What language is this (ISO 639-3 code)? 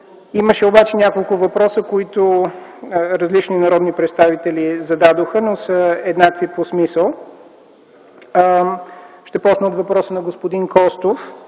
bul